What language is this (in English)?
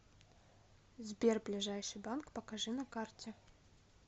Russian